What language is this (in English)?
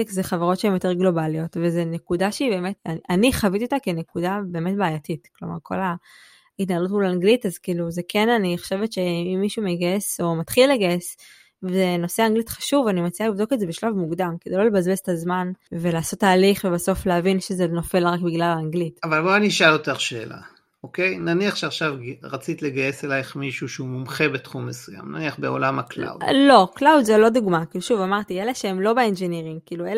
Hebrew